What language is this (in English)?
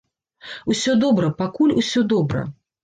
Belarusian